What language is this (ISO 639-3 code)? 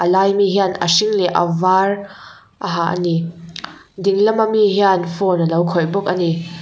lus